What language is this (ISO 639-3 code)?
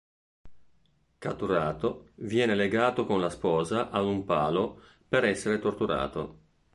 ita